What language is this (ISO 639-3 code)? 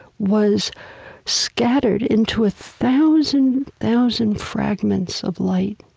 eng